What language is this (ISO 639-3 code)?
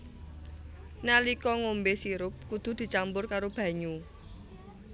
jav